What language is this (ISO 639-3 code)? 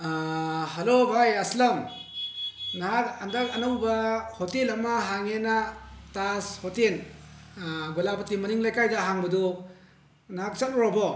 mni